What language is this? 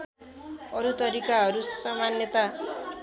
Nepali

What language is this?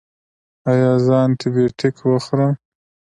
Pashto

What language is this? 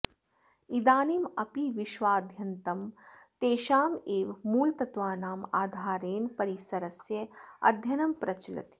Sanskrit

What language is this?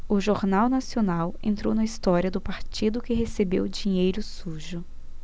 Portuguese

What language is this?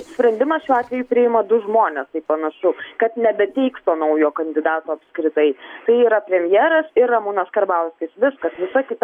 Lithuanian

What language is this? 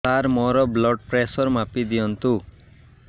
Odia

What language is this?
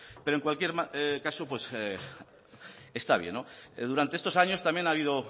Spanish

